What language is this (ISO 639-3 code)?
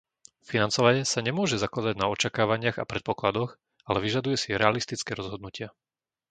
slk